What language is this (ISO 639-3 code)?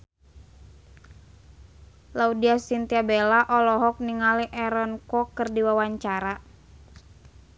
sun